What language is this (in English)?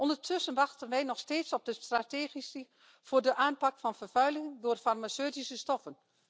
Dutch